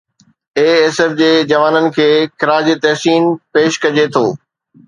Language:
Sindhi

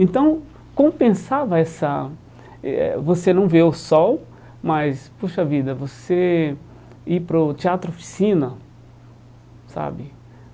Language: Portuguese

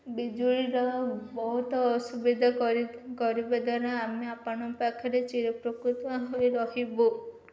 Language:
Odia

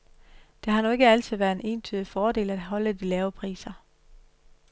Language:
Danish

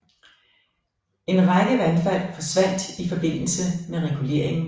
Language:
Danish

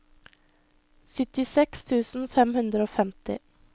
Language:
Norwegian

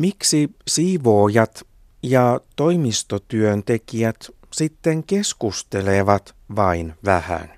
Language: Finnish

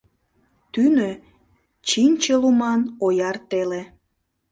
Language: Mari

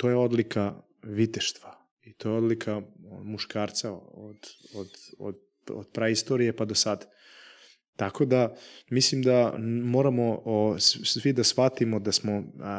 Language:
Croatian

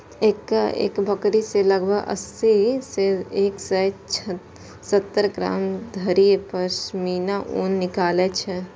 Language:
Maithili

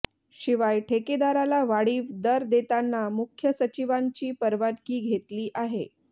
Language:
Marathi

